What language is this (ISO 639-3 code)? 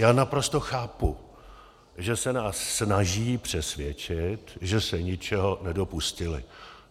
ces